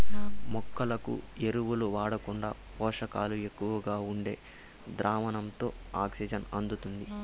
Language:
Telugu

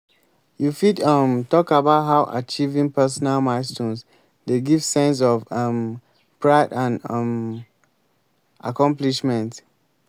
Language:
Nigerian Pidgin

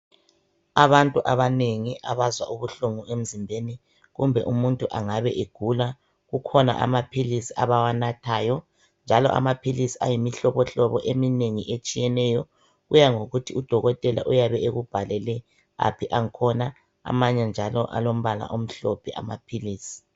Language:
North Ndebele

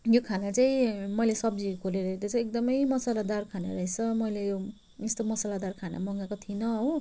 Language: Nepali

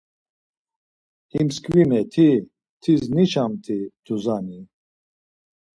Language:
Laz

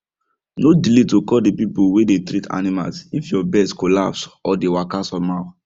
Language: Nigerian Pidgin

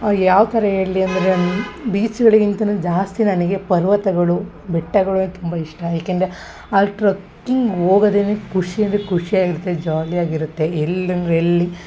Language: Kannada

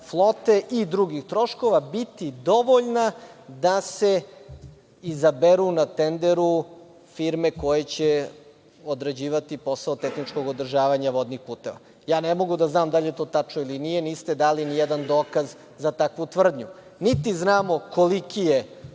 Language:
Serbian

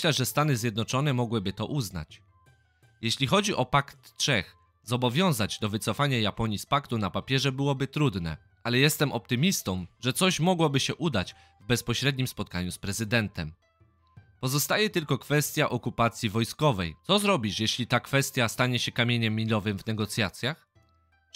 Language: Polish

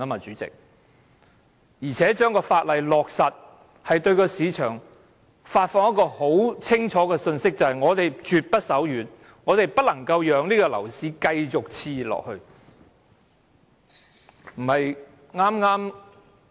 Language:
Cantonese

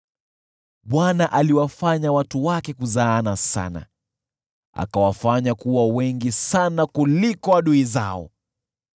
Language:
Swahili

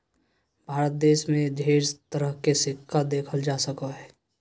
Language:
Magahi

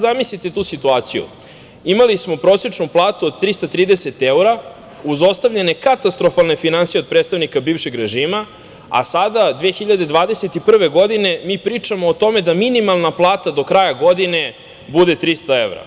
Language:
Serbian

